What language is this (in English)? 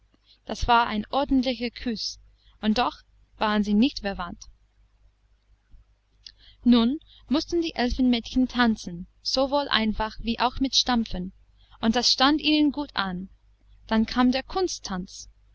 German